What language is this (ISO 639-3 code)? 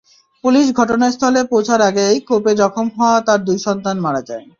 ben